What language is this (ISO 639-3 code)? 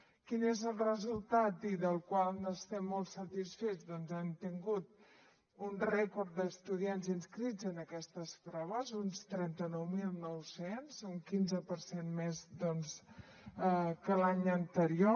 cat